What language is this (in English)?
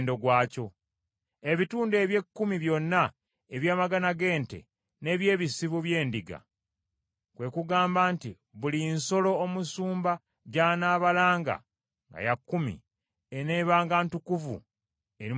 Ganda